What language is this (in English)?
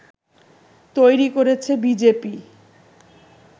Bangla